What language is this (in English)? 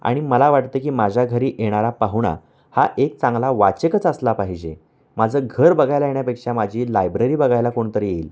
Marathi